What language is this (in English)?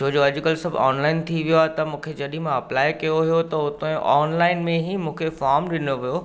Sindhi